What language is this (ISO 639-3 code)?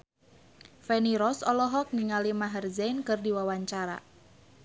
sun